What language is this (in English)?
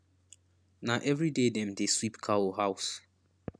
Nigerian Pidgin